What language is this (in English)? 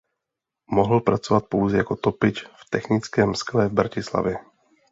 Czech